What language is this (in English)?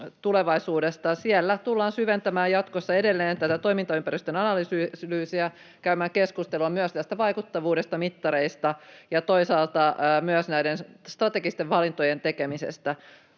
Finnish